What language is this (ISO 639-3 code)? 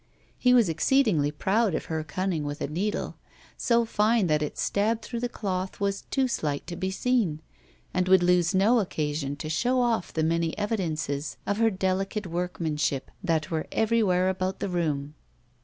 eng